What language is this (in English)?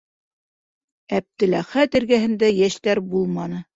Bashkir